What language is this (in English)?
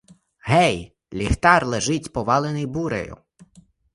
Ukrainian